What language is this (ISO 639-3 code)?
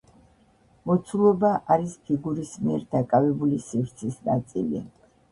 kat